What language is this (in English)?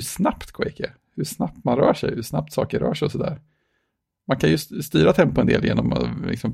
Swedish